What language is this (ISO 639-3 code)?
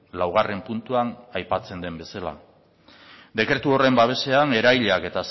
eus